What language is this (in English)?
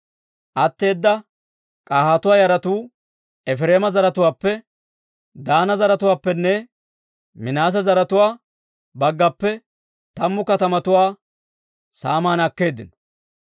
Dawro